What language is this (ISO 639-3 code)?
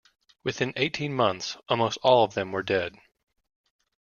eng